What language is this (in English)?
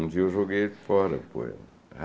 Portuguese